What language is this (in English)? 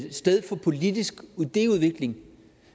Danish